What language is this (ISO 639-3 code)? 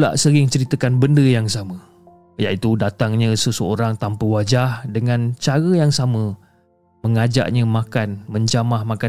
msa